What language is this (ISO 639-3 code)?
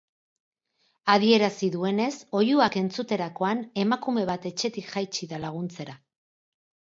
eus